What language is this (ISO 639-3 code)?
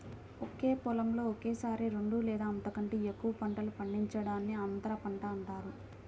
tel